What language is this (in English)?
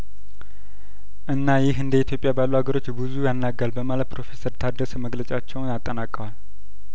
Amharic